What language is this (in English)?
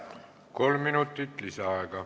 Estonian